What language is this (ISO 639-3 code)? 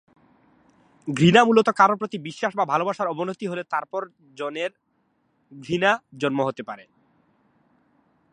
ben